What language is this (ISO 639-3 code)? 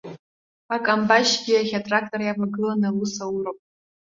abk